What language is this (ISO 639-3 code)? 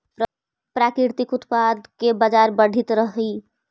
mag